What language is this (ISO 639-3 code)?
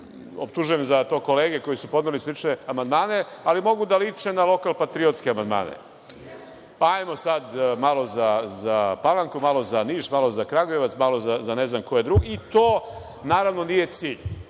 srp